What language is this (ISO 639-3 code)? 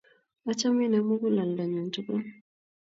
kln